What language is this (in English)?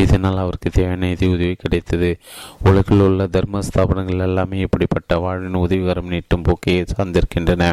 Tamil